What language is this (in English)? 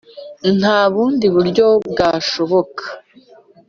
Kinyarwanda